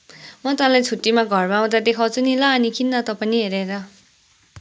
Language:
Nepali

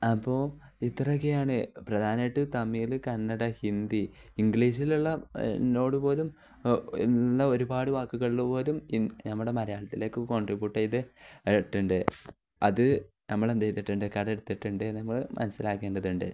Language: Malayalam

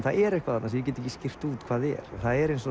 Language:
Icelandic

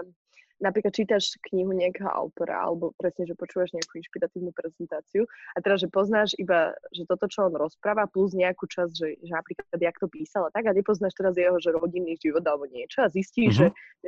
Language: Slovak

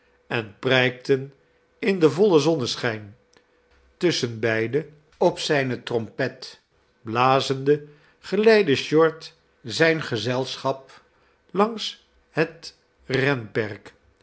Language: Dutch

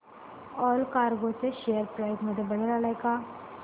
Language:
Marathi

